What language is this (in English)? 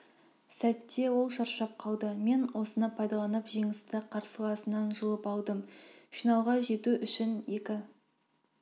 Kazakh